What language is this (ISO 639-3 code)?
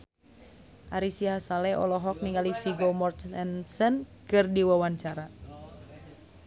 sun